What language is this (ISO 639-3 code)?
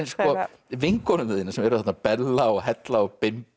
isl